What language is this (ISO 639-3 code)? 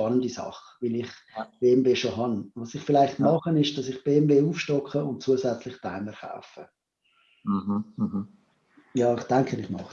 deu